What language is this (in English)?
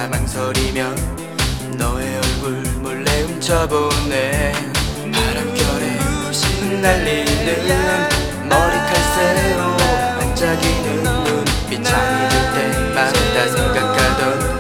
Korean